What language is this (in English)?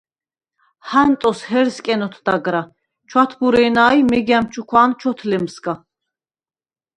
Svan